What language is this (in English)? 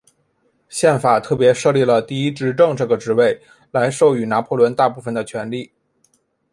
Chinese